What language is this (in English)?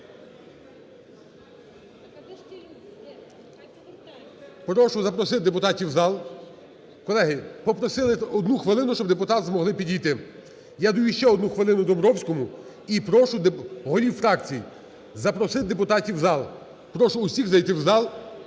Ukrainian